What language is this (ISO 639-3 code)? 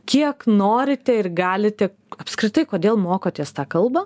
lit